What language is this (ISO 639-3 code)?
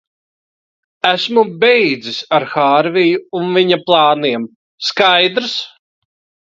lav